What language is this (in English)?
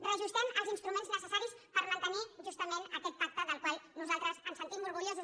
Catalan